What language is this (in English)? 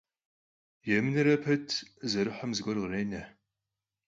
Kabardian